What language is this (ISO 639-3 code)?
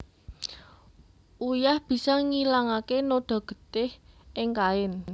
jav